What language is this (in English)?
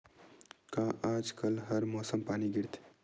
Chhattisgarhi